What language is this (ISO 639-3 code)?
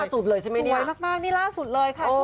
tha